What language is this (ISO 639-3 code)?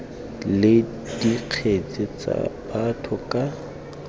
tsn